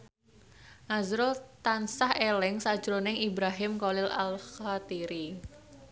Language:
Javanese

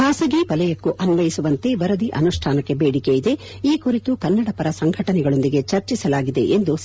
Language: Kannada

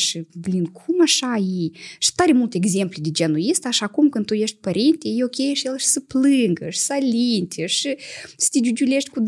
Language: Romanian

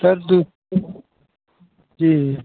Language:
Hindi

